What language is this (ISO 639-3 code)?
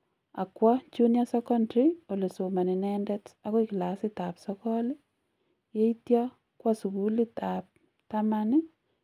kln